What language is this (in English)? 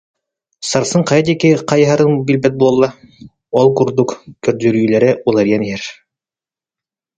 Yakut